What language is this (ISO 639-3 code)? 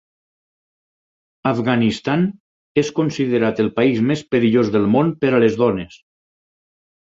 cat